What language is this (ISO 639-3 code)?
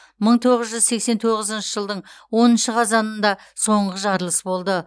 kaz